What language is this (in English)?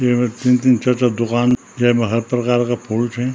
Garhwali